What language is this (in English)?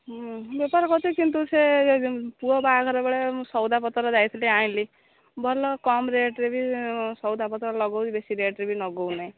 Odia